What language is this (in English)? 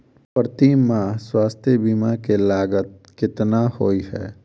Maithili